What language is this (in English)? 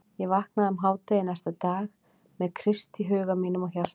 Icelandic